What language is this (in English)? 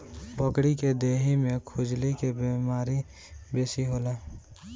Bhojpuri